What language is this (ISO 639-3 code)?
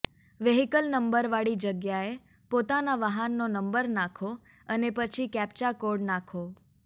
guj